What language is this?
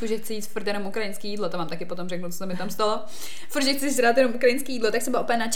Czech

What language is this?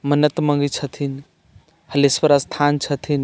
Maithili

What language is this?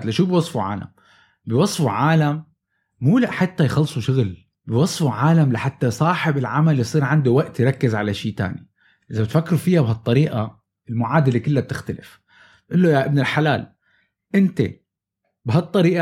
Arabic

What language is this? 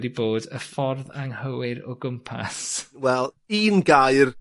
Welsh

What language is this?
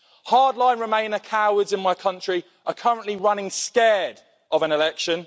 English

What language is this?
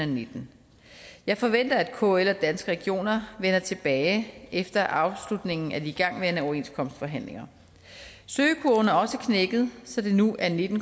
Danish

